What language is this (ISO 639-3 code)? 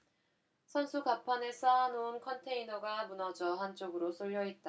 kor